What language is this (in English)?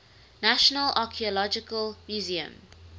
English